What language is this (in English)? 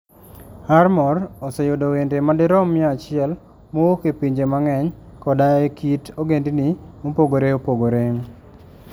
Luo (Kenya and Tanzania)